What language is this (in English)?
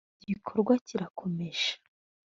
Kinyarwanda